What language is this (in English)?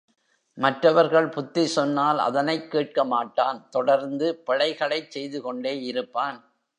Tamil